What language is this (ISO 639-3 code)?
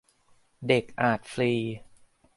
tha